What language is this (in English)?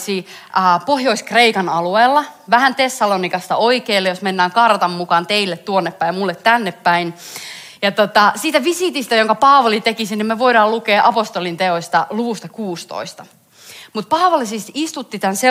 Finnish